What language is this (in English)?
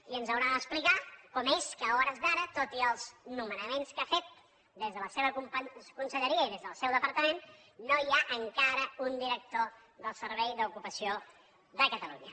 Catalan